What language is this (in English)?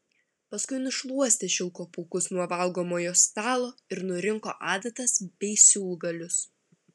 Lithuanian